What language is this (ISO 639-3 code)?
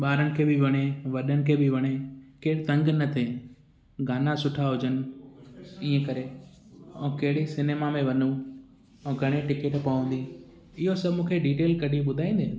snd